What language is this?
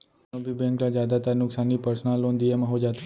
Chhattisgarhi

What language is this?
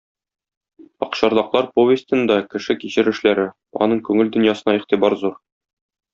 Tatar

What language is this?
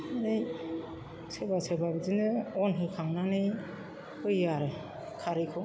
Bodo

